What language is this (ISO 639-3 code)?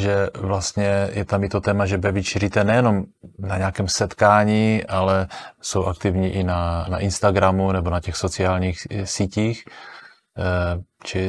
ces